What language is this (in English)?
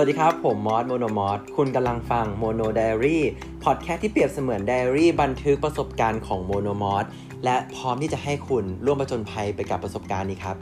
Thai